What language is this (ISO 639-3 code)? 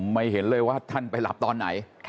tha